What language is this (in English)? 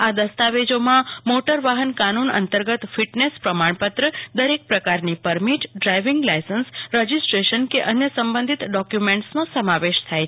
Gujarati